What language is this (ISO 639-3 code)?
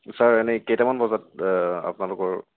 asm